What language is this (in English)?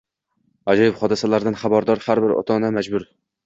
Uzbek